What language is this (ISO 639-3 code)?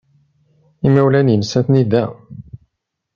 kab